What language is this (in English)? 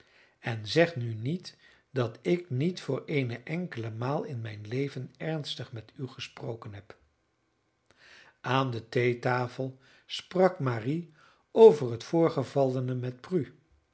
Dutch